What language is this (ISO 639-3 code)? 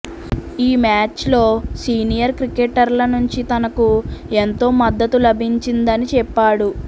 tel